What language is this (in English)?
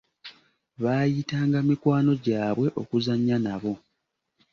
Ganda